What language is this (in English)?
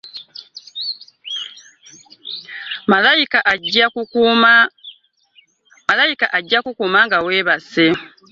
Ganda